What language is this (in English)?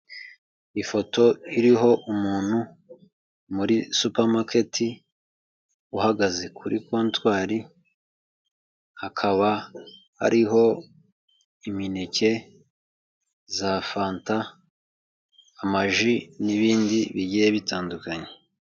Kinyarwanda